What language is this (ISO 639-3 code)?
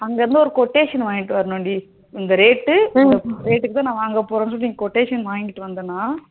tam